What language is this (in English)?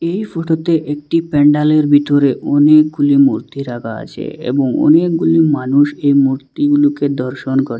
Bangla